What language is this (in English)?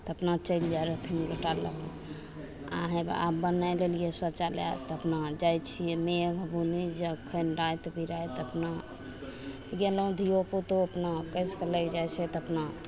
Maithili